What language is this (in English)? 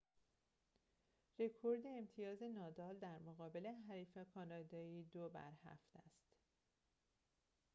Persian